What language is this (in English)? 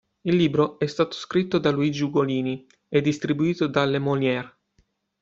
Italian